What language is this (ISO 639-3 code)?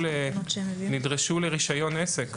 heb